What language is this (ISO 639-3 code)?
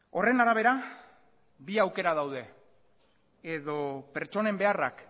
eus